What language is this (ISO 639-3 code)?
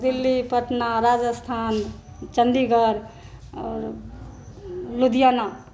mai